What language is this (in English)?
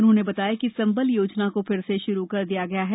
Hindi